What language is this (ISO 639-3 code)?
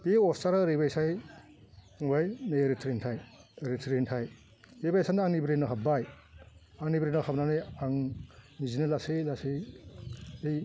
brx